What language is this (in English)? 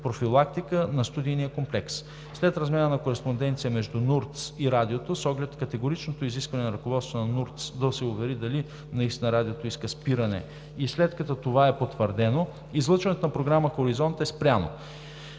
Bulgarian